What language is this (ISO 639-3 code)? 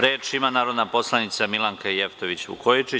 srp